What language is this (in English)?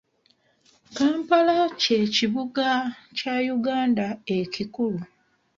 Ganda